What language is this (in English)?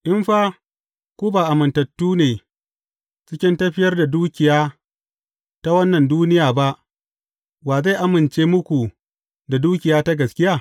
Hausa